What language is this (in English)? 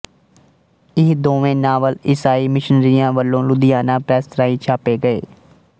Punjabi